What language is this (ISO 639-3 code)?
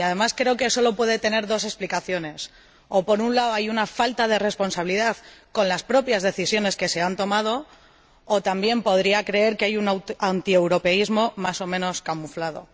spa